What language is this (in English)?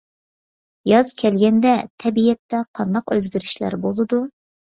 Uyghur